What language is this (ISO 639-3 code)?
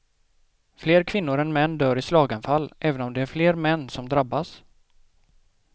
swe